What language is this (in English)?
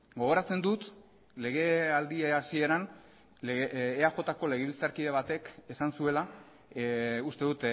Basque